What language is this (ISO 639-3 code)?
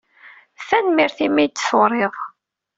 kab